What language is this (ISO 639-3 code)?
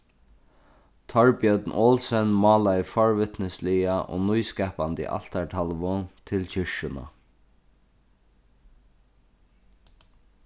fao